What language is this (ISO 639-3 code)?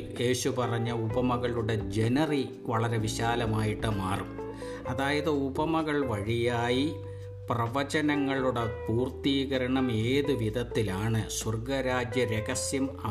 mal